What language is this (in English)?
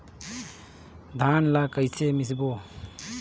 Chhattisgarhi